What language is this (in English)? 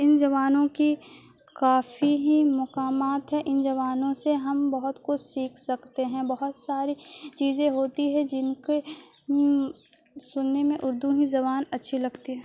Urdu